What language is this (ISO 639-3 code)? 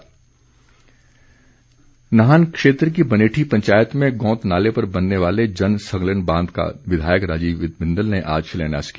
hin